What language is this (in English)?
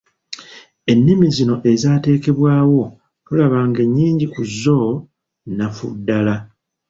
Ganda